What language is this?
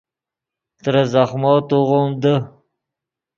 Yidgha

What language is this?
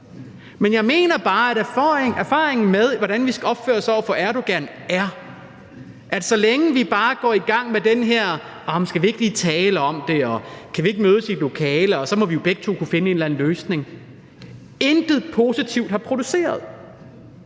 Danish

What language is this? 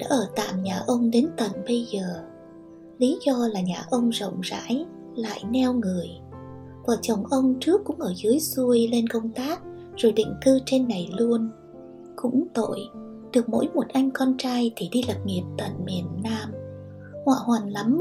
Vietnamese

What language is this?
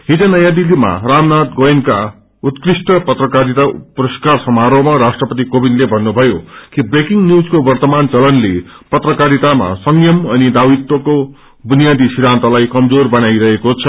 Nepali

